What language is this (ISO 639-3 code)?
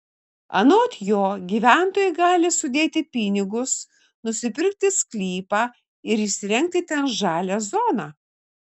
lit